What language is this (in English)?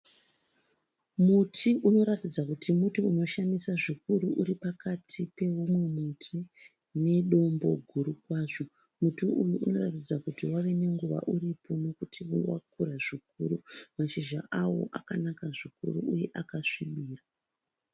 Shona